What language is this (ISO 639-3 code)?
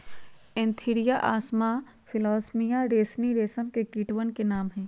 mag